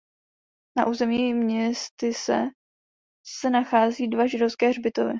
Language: Czech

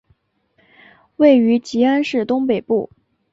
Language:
Chinese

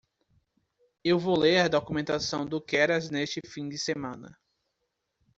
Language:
Portuguese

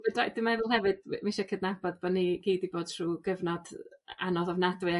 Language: Welsh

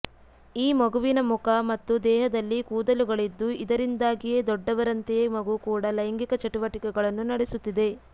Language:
Kannada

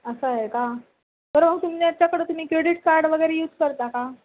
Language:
Marathi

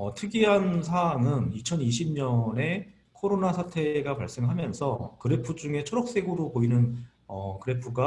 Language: Korean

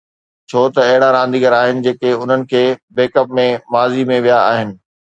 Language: Sindhi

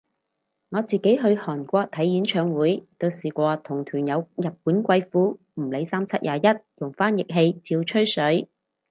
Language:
Cantonese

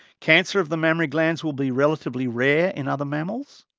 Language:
English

